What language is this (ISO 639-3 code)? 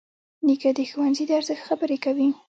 pus